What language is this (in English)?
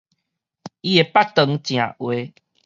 Min Nan Chinese